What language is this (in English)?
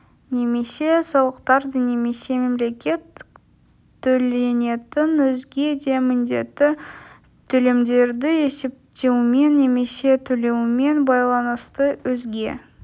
Kazakh